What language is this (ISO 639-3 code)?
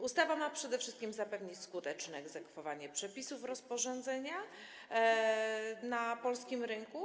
pol